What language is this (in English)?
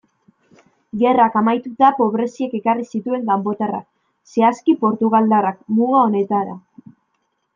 Basque